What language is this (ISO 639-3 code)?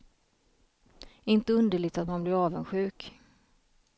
swe